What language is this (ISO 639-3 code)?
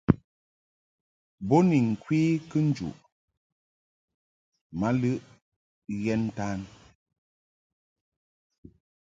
mhk